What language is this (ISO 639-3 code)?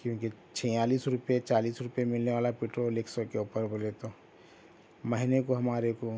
urd